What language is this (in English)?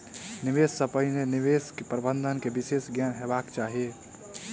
Maithili